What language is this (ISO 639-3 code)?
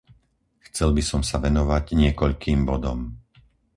slk